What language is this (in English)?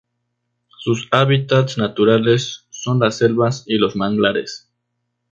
Spanish